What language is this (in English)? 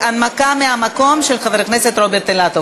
Hebrew